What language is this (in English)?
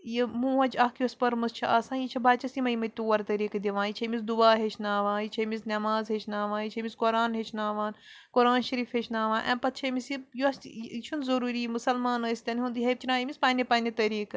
Kashmiri